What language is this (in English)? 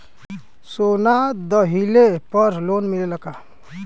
Bhojpuri